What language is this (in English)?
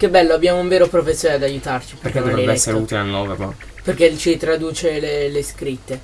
Italian